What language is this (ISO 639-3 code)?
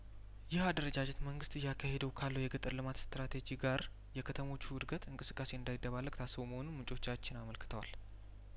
amh